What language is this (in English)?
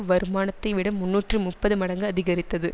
Tamil